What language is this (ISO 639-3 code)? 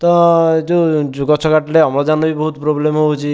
ori